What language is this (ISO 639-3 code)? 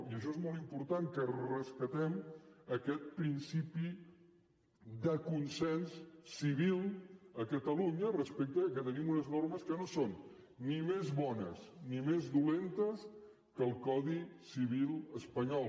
cat